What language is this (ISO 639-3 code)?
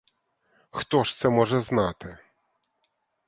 ukr